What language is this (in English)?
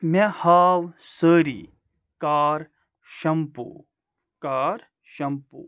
Kashmiri